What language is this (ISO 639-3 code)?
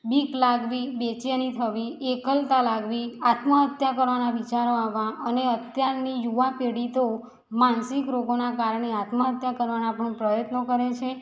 guj